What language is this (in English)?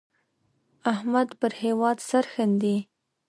Pashto